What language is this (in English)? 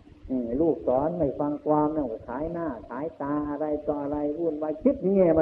Thai